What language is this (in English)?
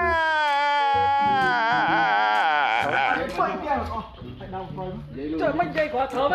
Thai